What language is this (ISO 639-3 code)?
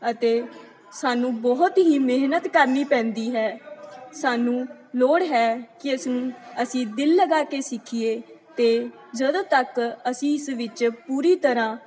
pan